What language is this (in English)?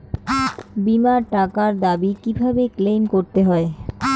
Bangla